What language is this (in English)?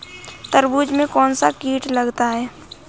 Hindi